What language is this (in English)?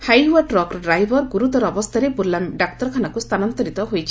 Odia